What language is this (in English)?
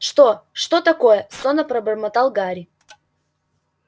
Russian